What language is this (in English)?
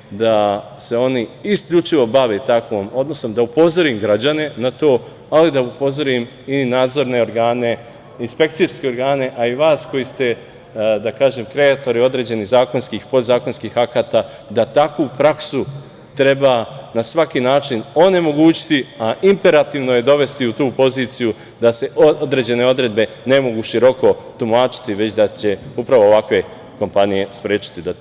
Serbian